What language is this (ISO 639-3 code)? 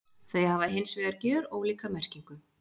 isl